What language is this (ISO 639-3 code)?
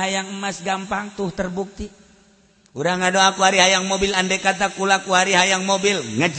ind